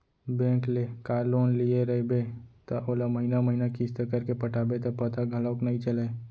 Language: Chhattisgarhi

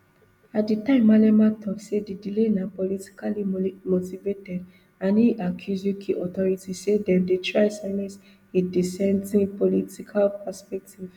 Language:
Nigerian Pidgin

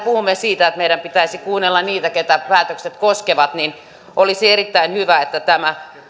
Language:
Finnish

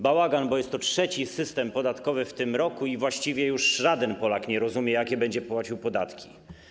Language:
Polish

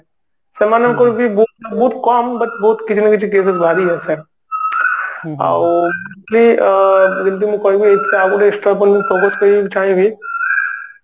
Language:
Odia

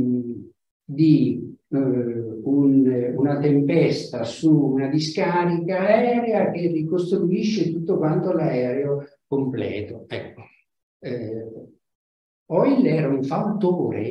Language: Italian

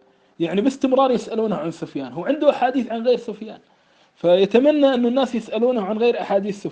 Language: Arabic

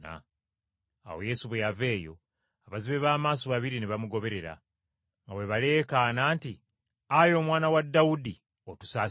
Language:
Ganda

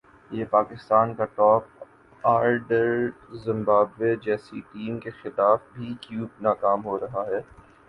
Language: Urdu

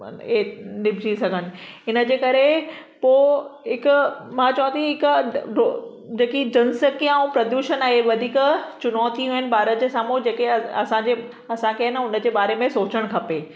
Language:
Sindhi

